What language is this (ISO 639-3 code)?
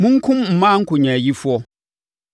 aka